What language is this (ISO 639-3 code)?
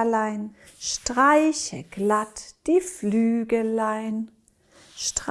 deu